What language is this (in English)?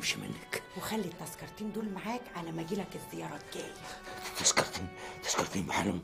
Arabic